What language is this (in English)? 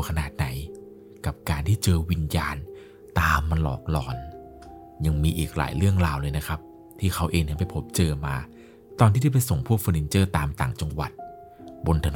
Thai